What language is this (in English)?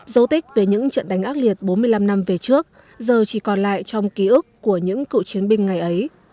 Vietnamese